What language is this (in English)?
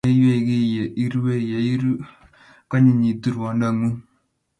Kalenjin